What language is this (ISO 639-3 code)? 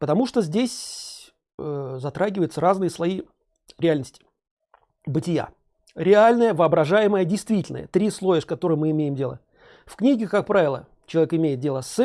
rus